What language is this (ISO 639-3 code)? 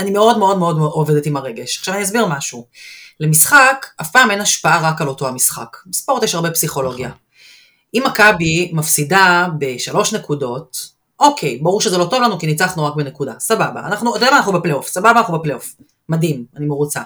heb